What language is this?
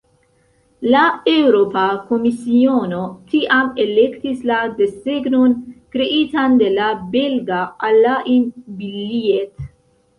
Esperanto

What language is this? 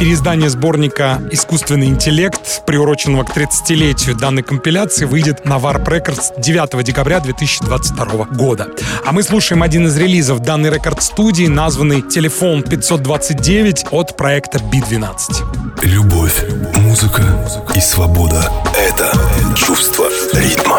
Russian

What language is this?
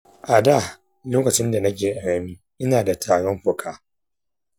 Hausa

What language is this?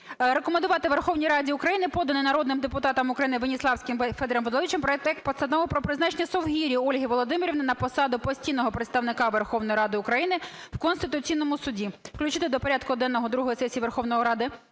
Ukrainian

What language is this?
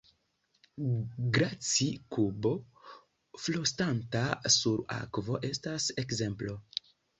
Esperanto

